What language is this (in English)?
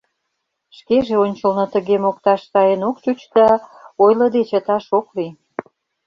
Mari